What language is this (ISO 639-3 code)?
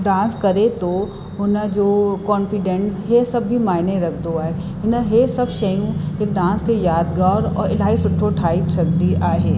snd